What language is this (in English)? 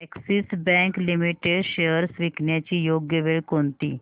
Marathi